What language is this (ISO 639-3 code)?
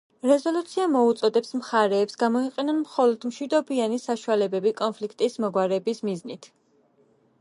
kat